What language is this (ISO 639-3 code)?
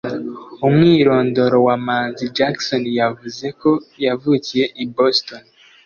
kin